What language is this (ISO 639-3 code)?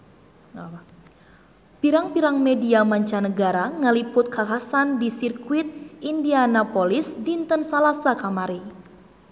sun